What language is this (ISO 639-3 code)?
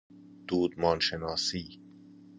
fas